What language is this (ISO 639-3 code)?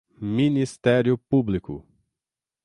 por